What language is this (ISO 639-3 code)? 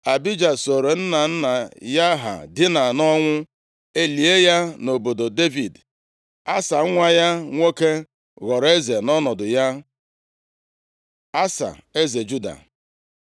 ibo